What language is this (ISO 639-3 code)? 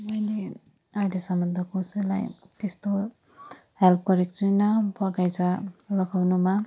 nep